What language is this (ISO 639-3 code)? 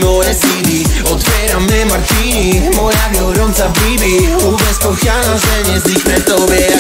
ara